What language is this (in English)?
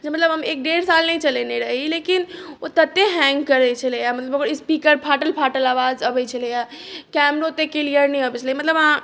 Maithili